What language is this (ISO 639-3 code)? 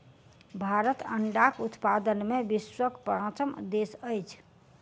mai